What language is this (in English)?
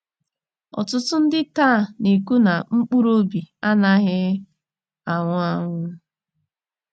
Igbo